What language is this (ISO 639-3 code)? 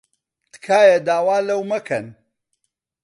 ckb